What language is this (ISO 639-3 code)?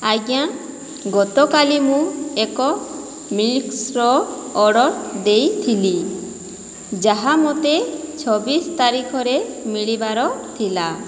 ori